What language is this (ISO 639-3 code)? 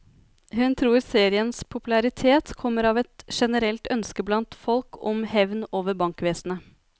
nor